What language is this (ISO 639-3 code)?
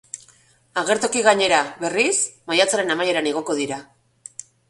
eus